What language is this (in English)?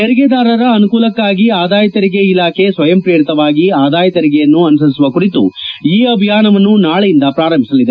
Kannada